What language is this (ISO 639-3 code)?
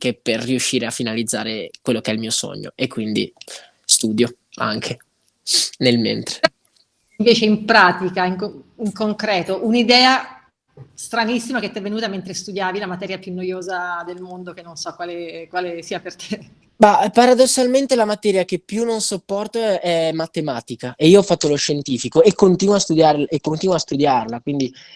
ita